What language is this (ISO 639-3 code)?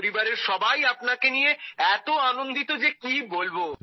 ben